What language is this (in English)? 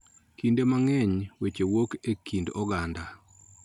Luo (Kenya and Tanzania)